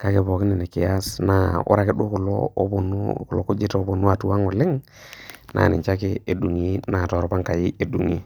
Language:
Masai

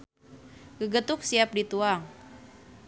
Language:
Sundanese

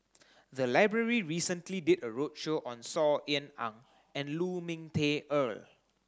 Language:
English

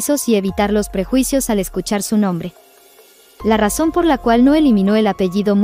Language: Spanish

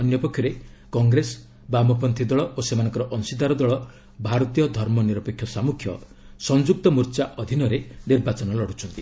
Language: Odia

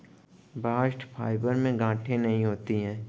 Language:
Hindi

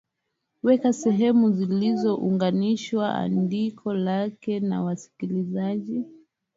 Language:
Swahili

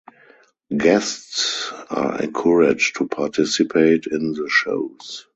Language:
English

